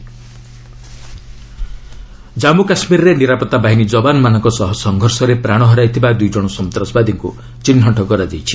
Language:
Odia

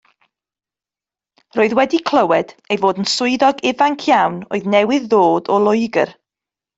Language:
Welsh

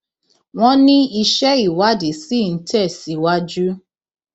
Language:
Yoruba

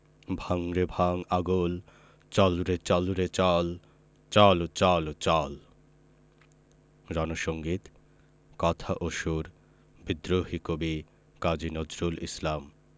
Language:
Bangla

